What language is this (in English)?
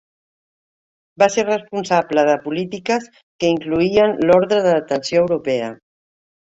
Catalan